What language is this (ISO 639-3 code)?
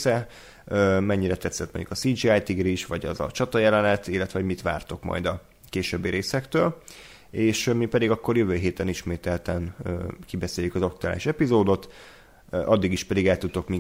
hun